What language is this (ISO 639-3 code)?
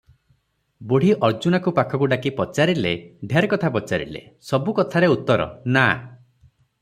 ori